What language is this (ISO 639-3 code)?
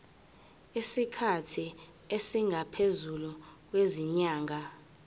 zul